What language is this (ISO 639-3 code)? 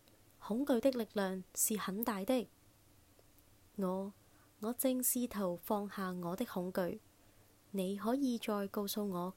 zho